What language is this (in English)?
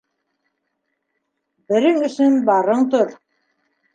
Bashkir